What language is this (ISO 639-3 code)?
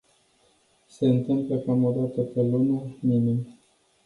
ron